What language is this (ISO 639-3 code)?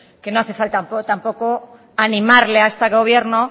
spa